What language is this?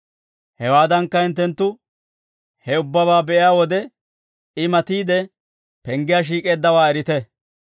Dawro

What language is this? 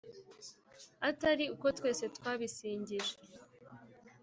Kinyarwanda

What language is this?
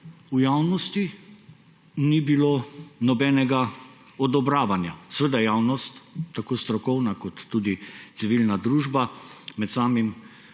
Slovenian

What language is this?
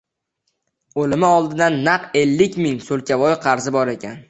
Uzbek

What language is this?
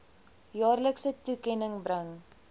Afrikaans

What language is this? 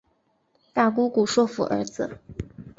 Chinese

